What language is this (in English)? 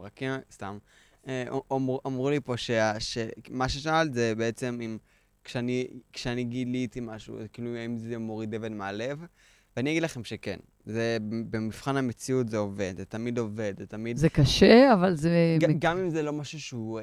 Hebrew